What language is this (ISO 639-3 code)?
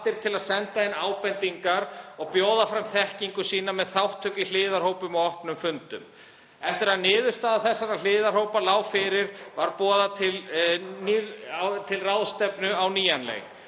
isl